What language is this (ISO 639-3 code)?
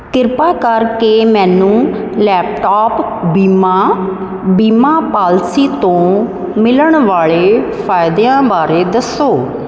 pan